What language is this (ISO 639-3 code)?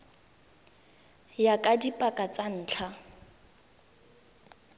tsn